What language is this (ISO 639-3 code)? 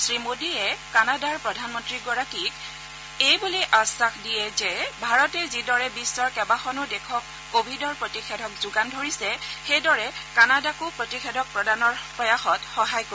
asm